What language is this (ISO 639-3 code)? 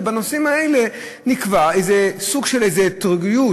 heb